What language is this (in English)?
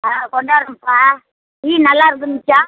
Tamil